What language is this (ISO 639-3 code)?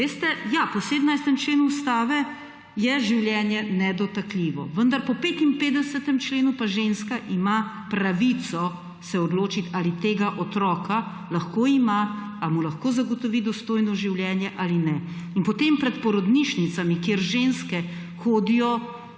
slv